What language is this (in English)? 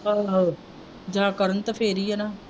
Punjabi